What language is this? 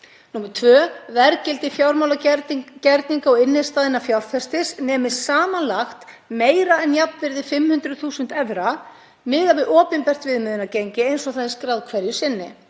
Icelandic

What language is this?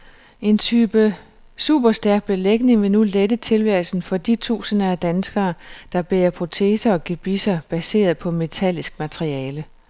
Danish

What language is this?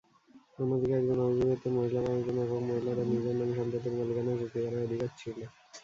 Bangla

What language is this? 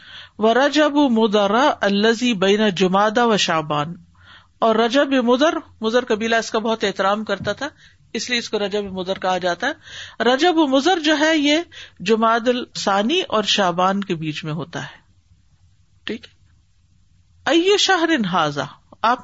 Urdu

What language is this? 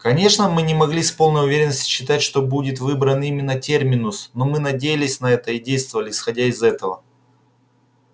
Russian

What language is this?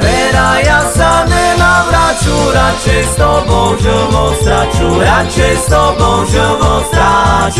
Slovak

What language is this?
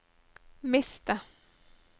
Norwegian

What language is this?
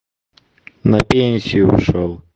Russian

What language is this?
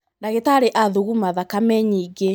Kikuyu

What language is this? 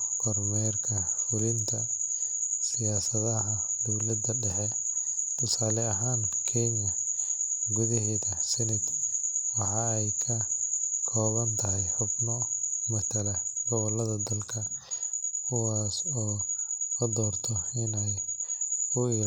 Somali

